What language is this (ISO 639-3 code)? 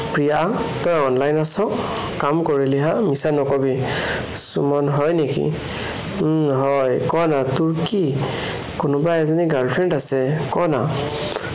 asm